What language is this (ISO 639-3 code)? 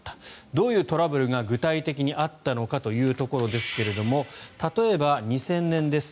jpn